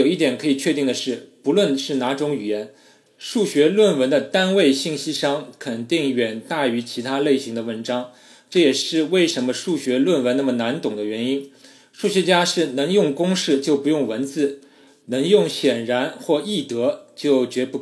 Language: Chinese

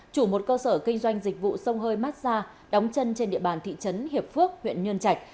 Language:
Vietnamese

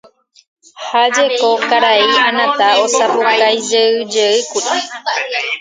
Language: Guarani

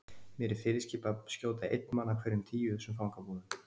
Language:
Icelandic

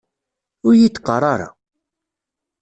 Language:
Kabyle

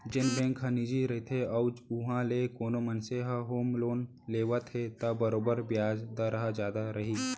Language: Chhattisgarhi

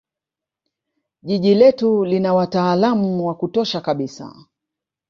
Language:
Swahili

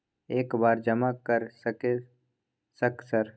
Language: Maithili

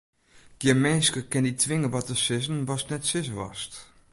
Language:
Western Frisian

